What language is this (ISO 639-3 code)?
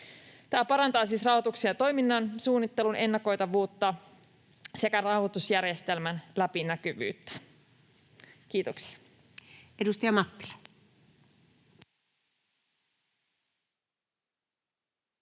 fin